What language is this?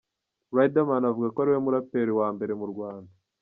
Kinyarwanda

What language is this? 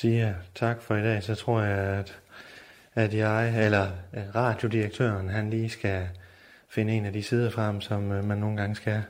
Danish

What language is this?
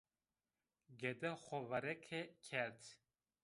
Zaza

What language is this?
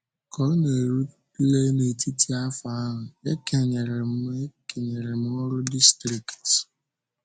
Igbo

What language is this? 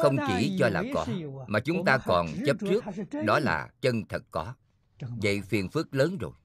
Vietnamese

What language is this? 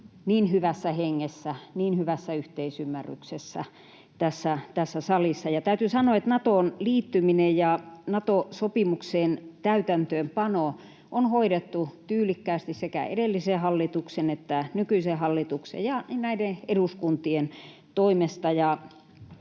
Finnish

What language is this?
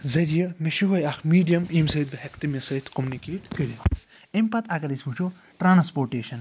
Kashmiri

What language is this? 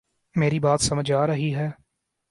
Urdu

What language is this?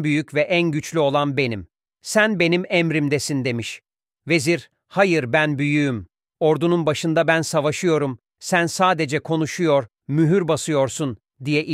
Turkish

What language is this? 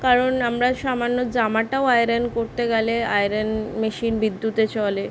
Bangla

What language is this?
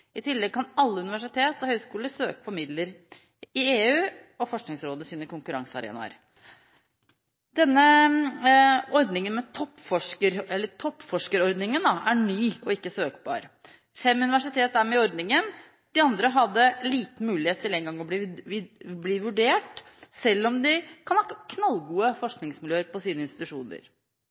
Norwegian Bokmål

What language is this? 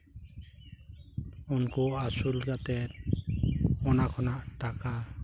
Santali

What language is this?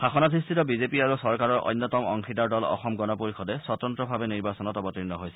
Assamese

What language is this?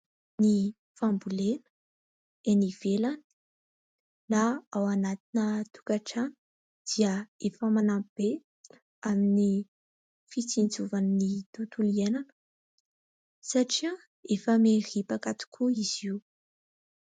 Malagasy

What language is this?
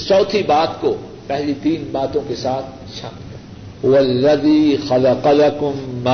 Urdu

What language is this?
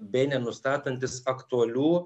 Lithuanian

